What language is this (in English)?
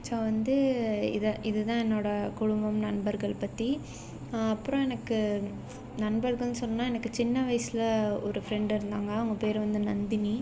Tamil